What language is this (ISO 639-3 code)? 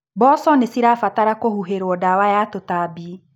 kik